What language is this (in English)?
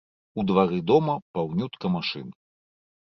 Belarusian